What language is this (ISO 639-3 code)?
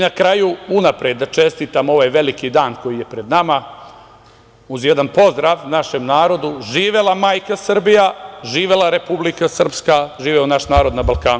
srp